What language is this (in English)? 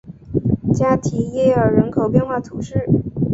Chinese